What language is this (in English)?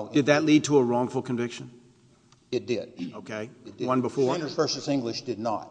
English